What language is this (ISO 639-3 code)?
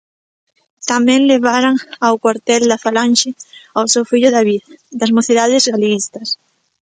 glg